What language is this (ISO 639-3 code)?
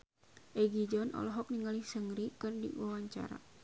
sun